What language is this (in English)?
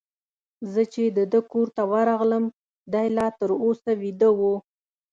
Pashto